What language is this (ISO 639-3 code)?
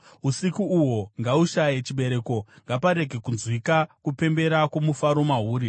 sna